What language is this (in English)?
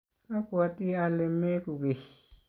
Kalenjin